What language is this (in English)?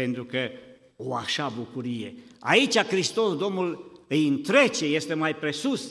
Romanian